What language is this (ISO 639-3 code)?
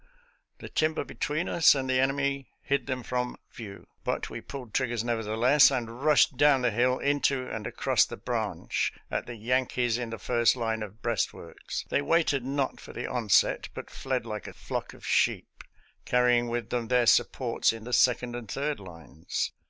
eng